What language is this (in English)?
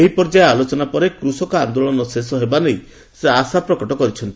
Odia